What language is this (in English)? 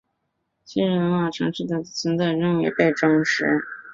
Chinese